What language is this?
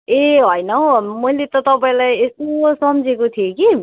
Nepali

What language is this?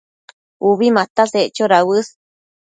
Matsés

